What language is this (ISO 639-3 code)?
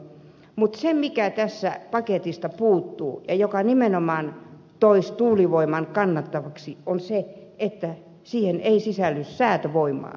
fin